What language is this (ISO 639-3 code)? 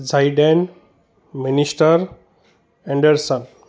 snd